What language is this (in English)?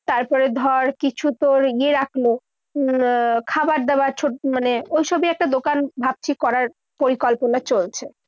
Bangla